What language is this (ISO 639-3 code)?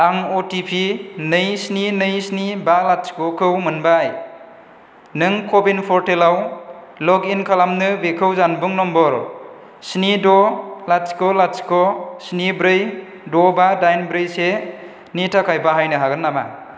brx